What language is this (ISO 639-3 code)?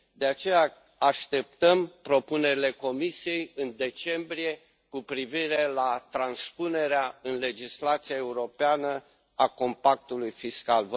ron